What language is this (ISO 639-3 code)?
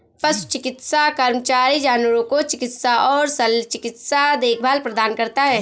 hin